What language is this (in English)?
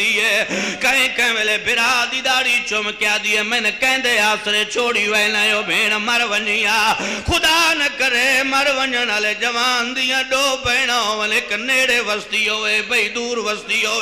Hindi